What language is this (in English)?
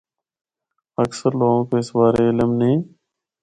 Northern Hindko